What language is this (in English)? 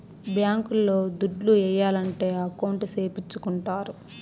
Telugu